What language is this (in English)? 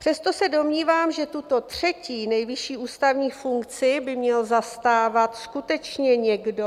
Czech